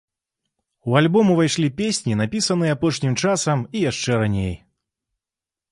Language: Belarusian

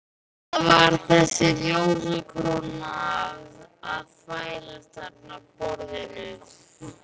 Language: Icelandic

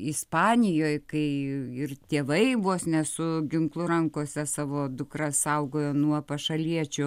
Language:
Lithuanian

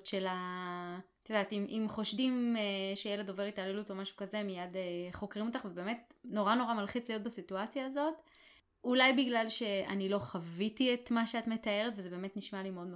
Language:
Hebrew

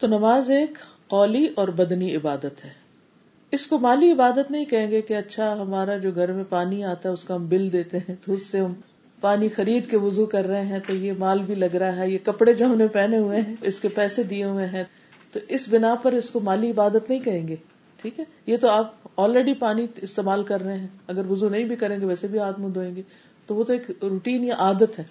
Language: Urdu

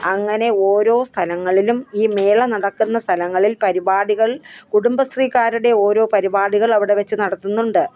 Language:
Malayalam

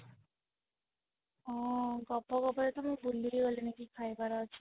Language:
Odia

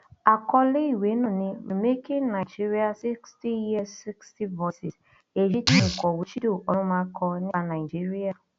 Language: Yoruba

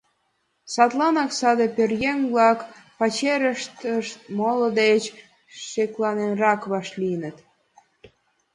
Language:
Mari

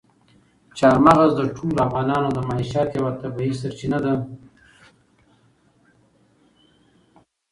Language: Pashto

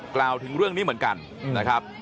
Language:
Thai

